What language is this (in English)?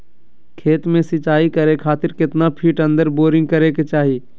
Magahi